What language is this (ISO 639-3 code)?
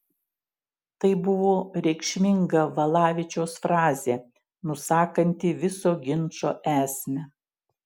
lit